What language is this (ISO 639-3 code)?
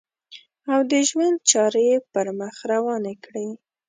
pus